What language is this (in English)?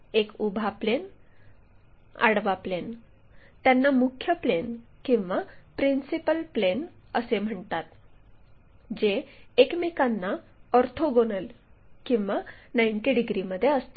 Marathi